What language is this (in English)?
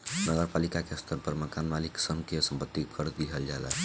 Bhojpuri